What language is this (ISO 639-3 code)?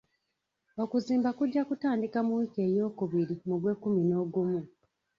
lug